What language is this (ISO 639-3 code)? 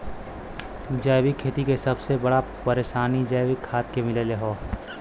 bho